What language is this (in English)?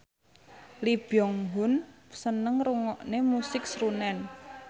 Javanese